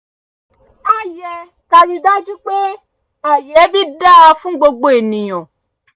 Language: Yoruba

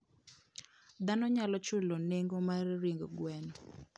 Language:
Luo (Kenya and Tanzania)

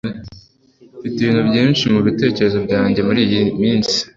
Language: Kinyarwanda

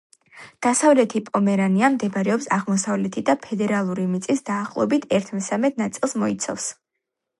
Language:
Georgian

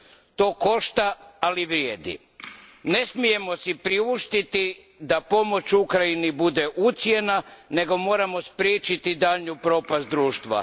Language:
Croatian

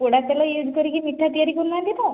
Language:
Odia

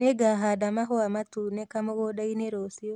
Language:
Kikuyu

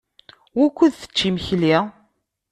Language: Kabyle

